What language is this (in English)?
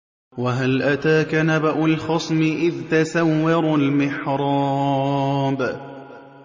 Arabic